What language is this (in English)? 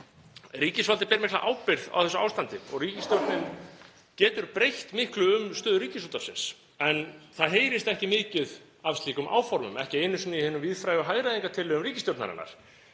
Icelandic